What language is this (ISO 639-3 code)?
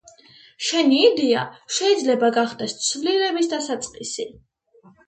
kat